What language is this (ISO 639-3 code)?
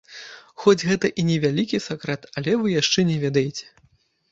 bel